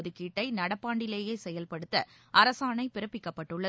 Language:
Tamil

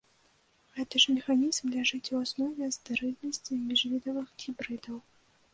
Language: Belarusian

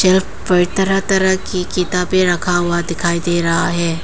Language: Hindi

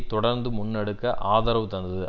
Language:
Tamil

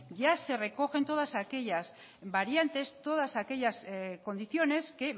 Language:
Spanish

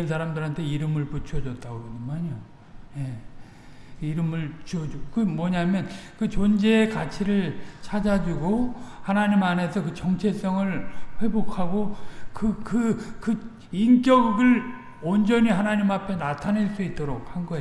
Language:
Korean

